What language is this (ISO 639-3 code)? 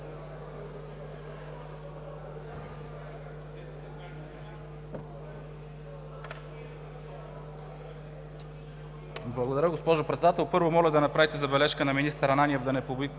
bul